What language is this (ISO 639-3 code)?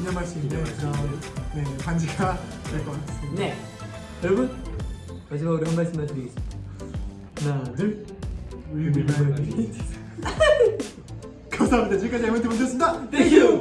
kor